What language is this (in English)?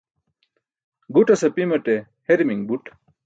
Burushaski